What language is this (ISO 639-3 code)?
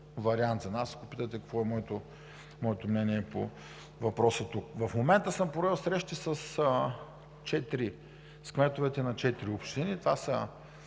bul